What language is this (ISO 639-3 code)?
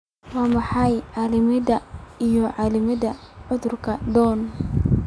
som